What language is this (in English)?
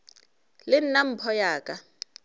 Northern Sotho